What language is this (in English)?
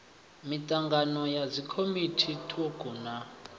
Venda